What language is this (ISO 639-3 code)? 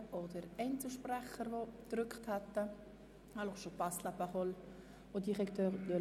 gsw